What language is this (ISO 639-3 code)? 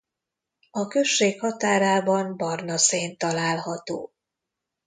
hun